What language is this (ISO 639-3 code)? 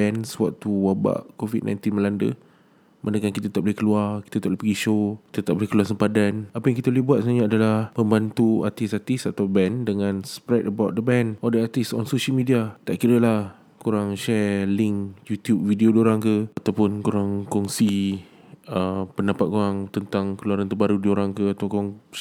msa